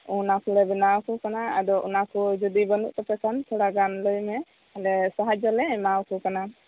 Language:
Santali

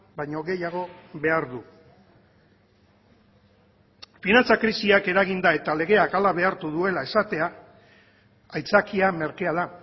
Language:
Basque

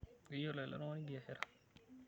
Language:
Masai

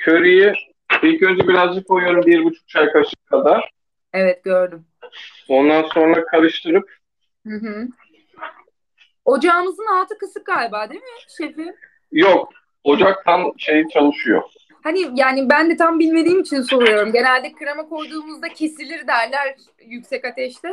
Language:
Turkish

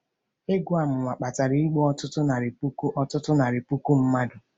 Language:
Igbo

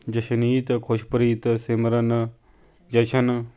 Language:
Punjabi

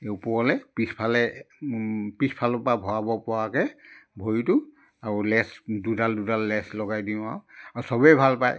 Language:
Assamese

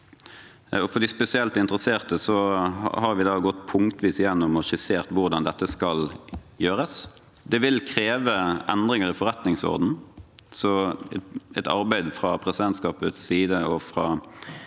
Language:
Norwegian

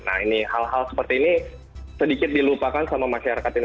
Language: Indonesian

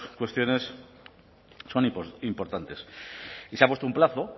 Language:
Spanish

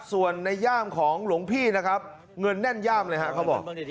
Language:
Thai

